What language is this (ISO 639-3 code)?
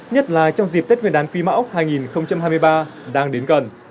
vie